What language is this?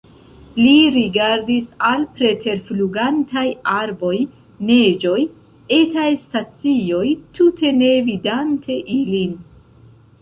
Esperanto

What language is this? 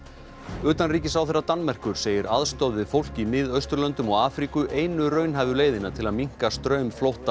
Icelandic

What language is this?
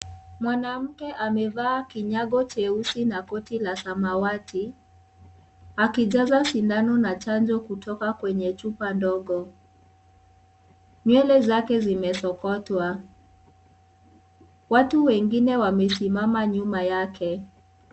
Swahili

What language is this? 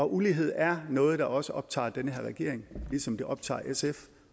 Danish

